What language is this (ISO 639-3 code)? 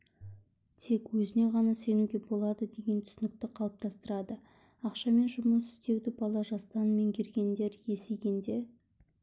kaz